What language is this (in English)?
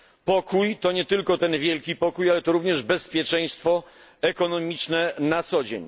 Polish